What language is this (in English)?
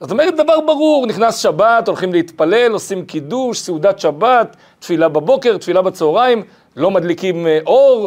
Hebrew